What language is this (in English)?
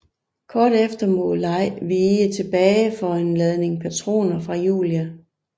Danish